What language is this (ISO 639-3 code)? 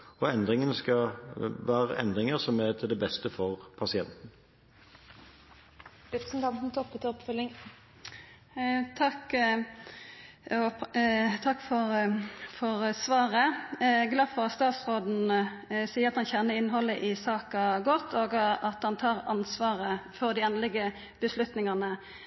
nor